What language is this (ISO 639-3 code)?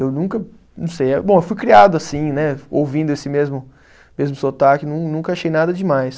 por